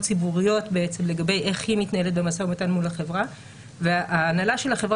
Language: Hebrew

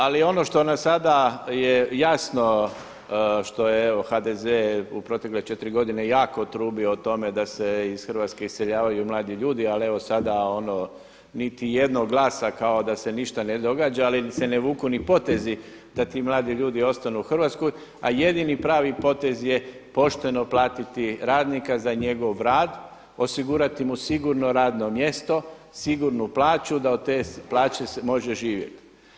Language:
Croatian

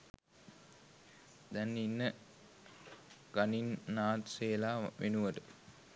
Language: Sinhala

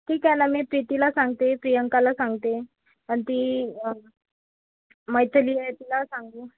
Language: Marathi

